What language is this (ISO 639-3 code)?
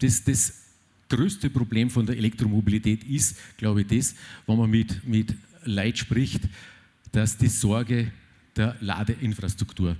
deu